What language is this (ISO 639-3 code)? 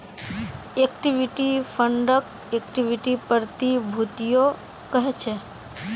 mag